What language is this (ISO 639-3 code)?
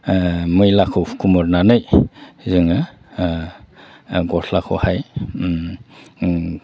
brx